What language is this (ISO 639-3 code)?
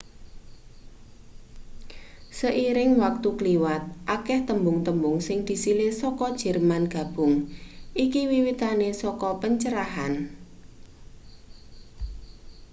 jav